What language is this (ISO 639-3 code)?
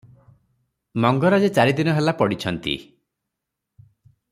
ori